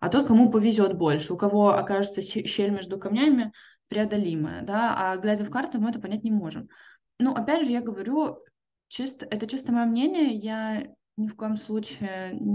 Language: Russian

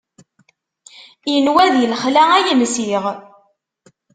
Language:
Kabyle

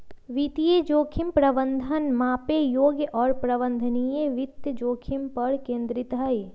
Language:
Magahi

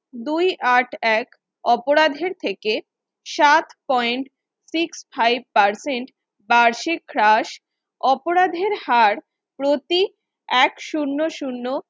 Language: Bangla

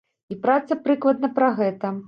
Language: Belarusian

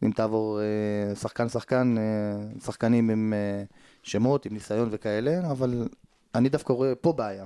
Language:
Hebrew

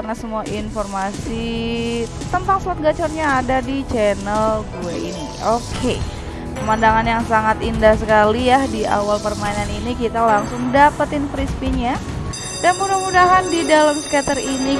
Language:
Indonesian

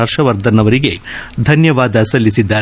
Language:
Kannada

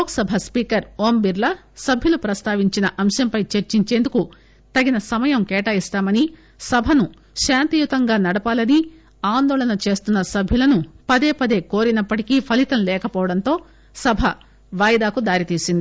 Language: Telugu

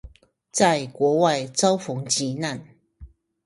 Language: Chinese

